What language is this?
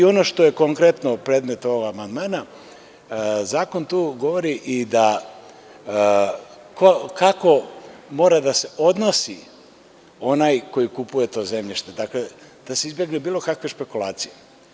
Serbian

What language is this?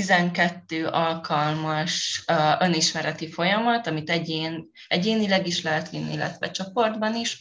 Hungarian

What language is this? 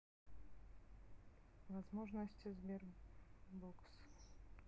Russian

